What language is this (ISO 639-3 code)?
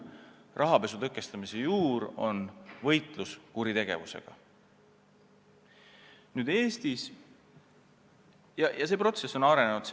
est